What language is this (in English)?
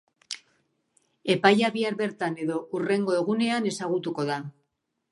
Basque